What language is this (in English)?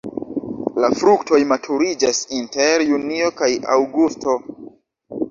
Esperanto